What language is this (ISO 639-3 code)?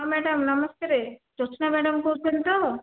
ori